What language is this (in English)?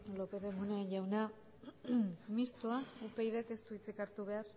Basque